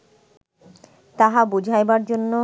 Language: Bangla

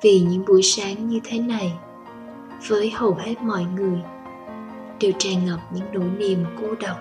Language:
Vietnamese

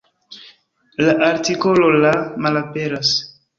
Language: Esperanto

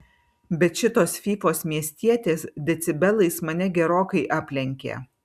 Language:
Lithuanian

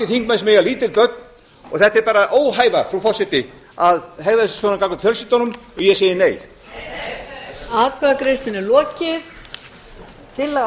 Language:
Icelandic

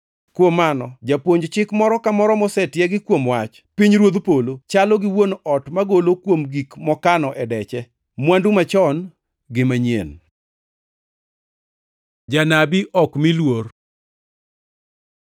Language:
Luo (Kenya and Tanzania)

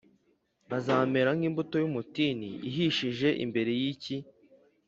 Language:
Kinyarwanda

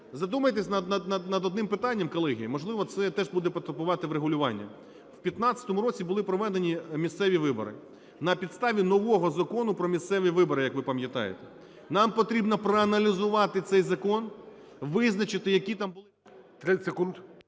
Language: Ukrainian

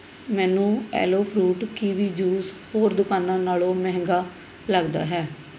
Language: Punjabi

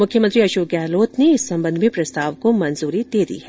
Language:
Hindi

